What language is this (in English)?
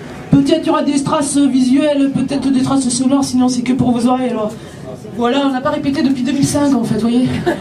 French